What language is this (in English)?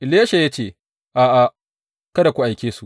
Hausa